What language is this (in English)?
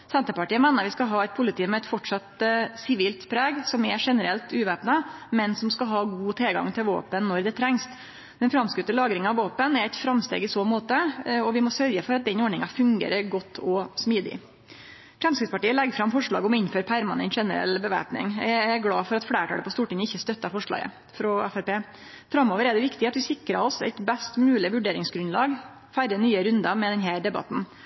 Norwegian Nynorsk